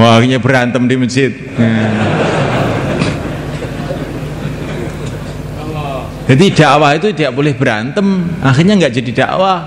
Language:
Indonesian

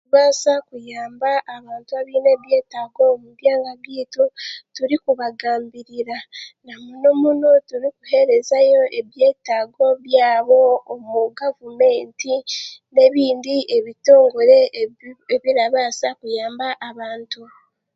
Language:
Chiga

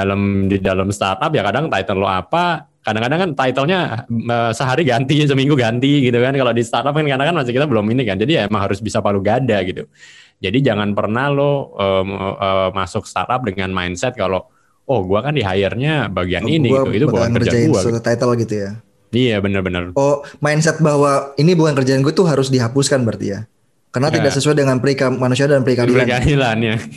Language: Indonesian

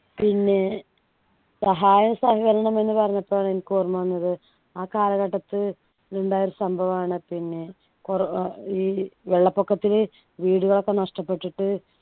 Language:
Malayalam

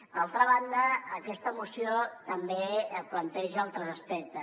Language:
Catalan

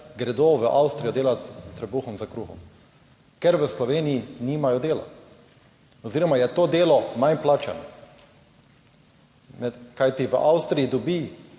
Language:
Slovenian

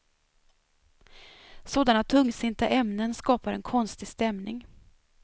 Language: Swedish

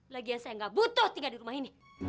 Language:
Indonesian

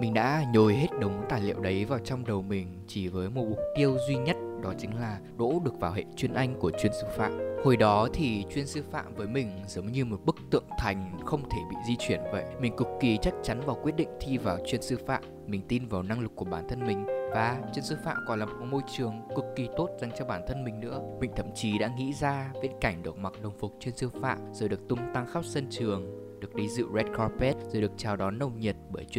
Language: Vietnamese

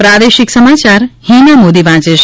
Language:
Gujarati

